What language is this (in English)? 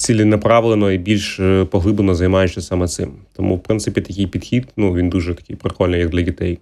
Ukrainian